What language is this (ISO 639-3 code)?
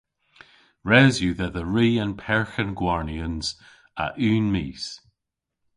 cor